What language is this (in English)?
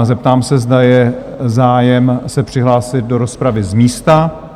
Czech